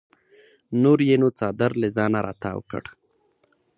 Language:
Pashto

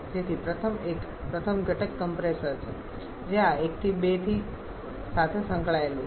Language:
Gujarati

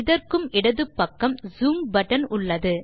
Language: Tamil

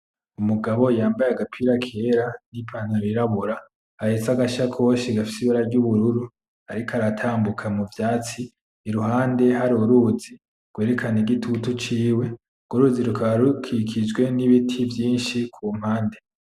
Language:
Rundi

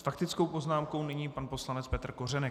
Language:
Czech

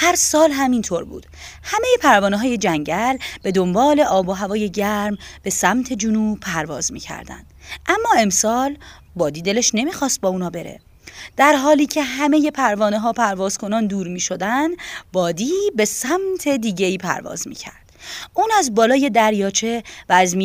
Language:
Persian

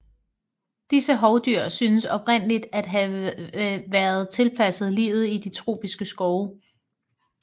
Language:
Danish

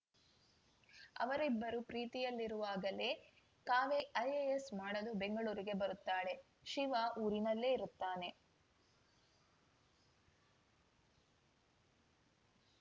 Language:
Kannada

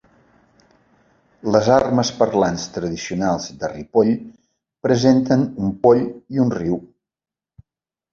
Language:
Catalan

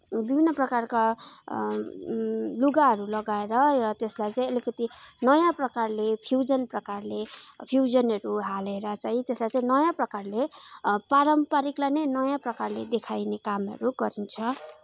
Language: Nepali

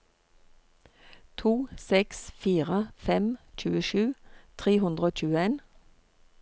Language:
Norwegian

